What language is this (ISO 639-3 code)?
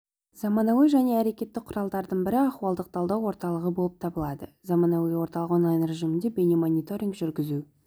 kaz